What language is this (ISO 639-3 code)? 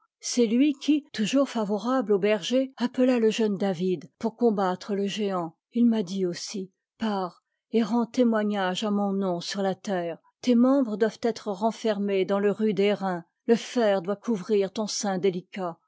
fra